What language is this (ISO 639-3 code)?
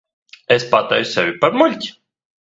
lav